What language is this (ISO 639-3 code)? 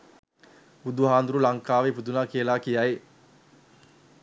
sin